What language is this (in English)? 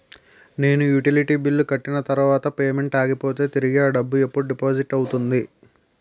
Telugu